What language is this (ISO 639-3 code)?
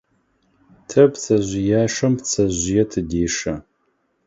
ady